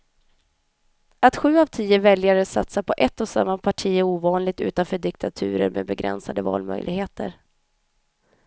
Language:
Swedish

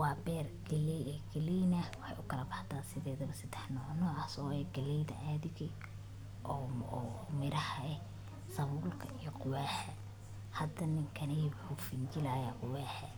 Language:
Somali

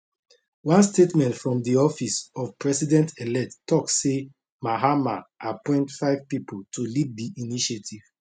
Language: Nigerian Pidgin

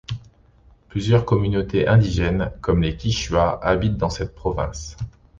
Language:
French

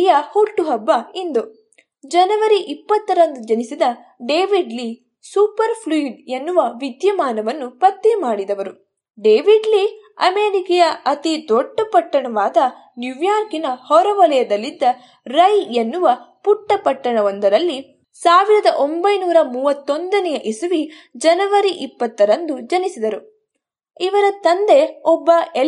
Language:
Kannada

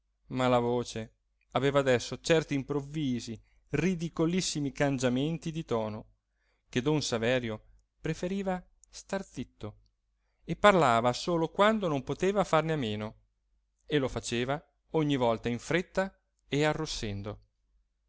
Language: Italian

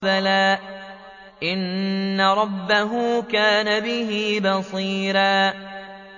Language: Arabic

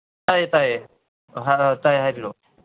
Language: Manipuri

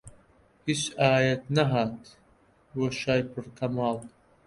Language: Central Kurdish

